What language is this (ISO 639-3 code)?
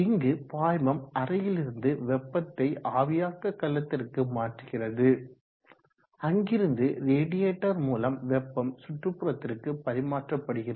tam